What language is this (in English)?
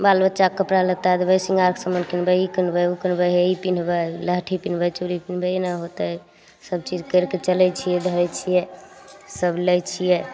Maithili